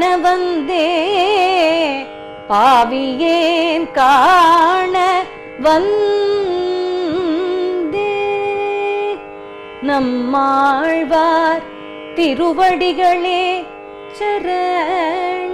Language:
Korean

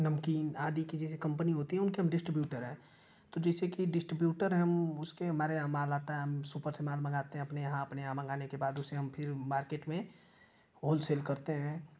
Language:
Hindi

